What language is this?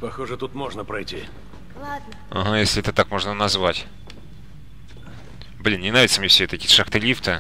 Russian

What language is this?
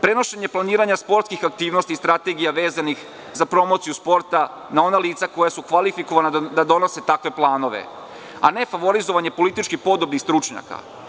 Serbian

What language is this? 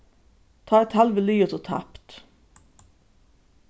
Faroese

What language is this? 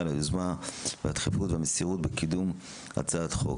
Hebrew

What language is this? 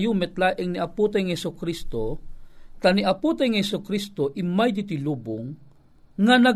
Filipino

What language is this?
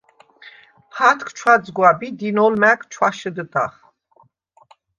Svan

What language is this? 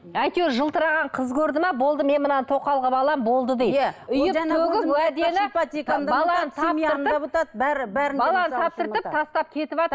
Kazakh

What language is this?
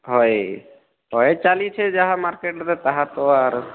Odia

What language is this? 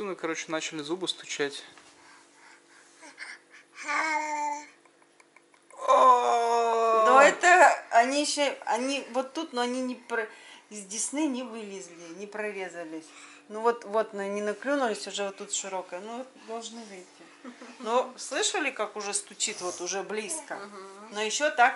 Russian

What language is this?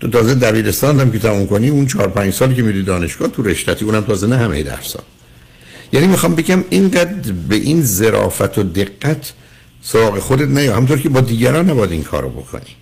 Persian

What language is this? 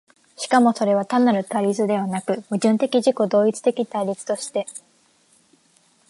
Japanese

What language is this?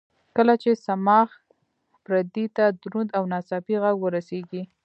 Pashto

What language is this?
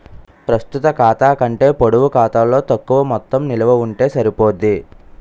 Telugu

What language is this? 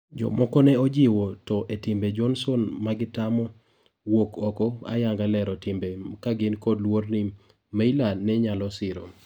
Luo (Kenya and Tanzania)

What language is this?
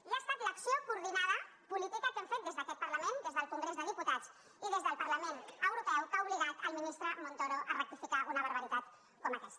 Catalan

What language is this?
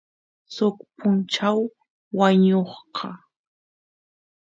Santiago del Estero Quichua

